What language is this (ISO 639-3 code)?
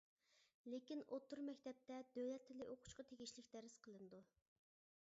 uig